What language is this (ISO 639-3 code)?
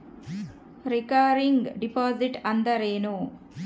kan